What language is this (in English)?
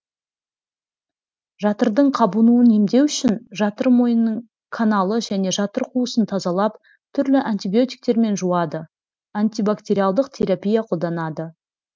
Kazakh